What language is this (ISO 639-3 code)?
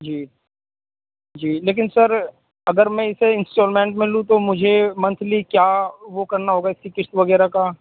urd